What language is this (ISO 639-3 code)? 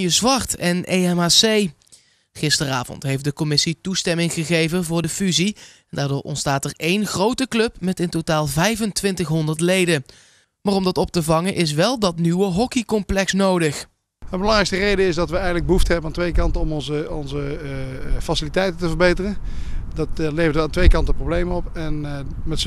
nld